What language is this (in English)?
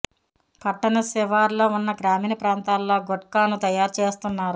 Telugu